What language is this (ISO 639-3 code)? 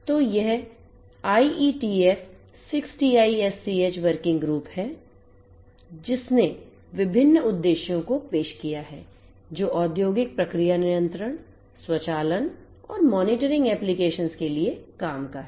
hin